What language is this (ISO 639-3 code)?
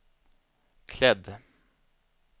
swe